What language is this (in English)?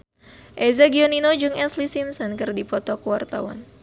Sundanese